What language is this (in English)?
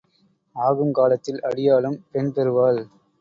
Tamil